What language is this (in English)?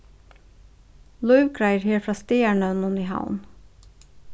Faroese